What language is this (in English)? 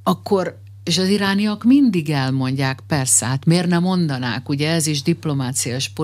Hungarian